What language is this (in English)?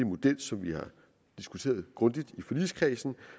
Danish